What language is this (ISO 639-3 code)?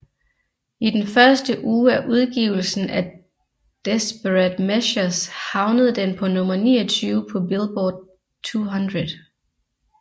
dan